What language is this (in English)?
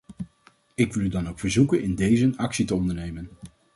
Dutch